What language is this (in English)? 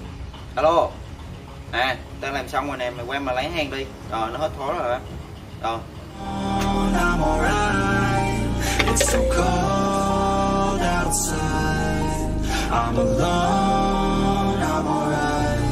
Vietnamese